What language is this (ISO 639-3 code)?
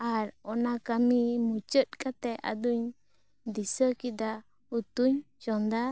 sat